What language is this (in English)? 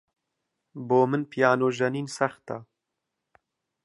Central Kurdish